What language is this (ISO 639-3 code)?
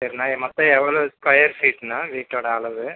tam